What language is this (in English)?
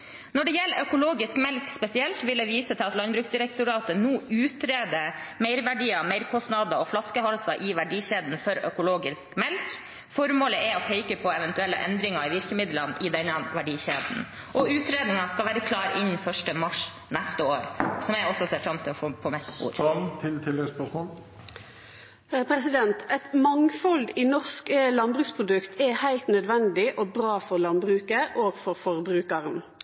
Norwegian